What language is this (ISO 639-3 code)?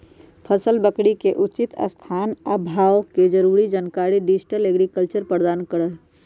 mag